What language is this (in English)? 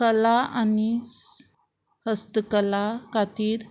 Konkani